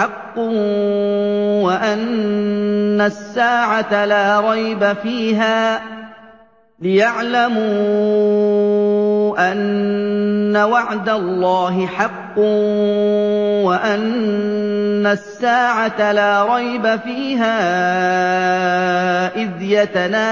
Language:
Arabic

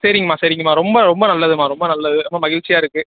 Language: Tamil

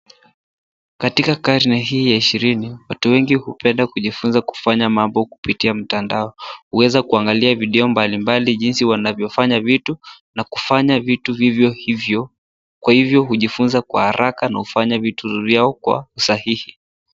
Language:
Swahili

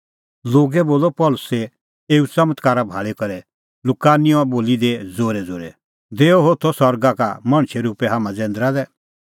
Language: Kullu Pahari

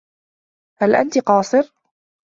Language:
Arabic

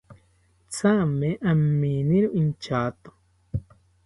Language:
South Ucayali Ashéninka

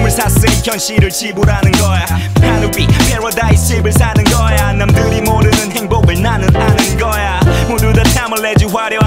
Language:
Korean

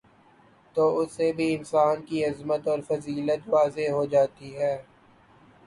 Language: Urdu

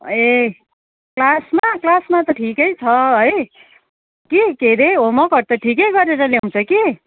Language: Nepali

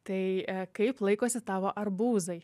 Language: Lithuanian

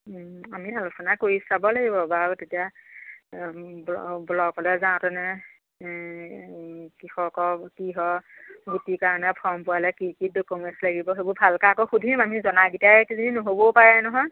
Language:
Assamese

